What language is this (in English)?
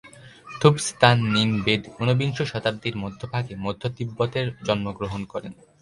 Bangla